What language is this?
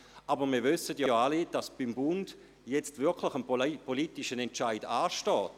Swiss German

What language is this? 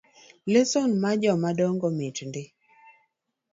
Luo (Kenya and Tanzania)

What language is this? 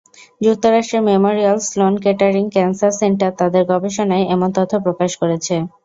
Bangla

